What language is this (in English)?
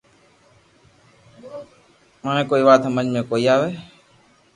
Loarki